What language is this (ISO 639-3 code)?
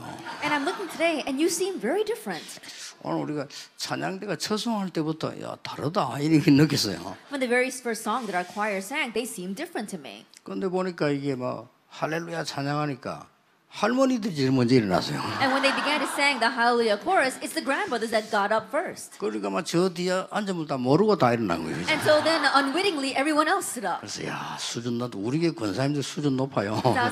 kor